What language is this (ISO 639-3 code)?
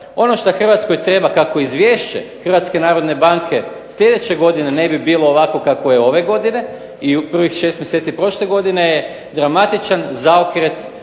hrv